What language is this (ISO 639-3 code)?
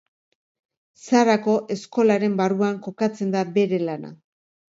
eus